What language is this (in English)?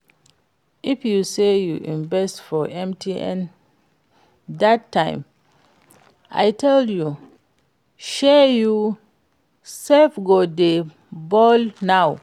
Nigerian Pidgin